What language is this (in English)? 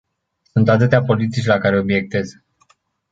Romanian